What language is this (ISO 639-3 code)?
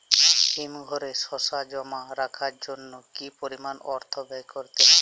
ben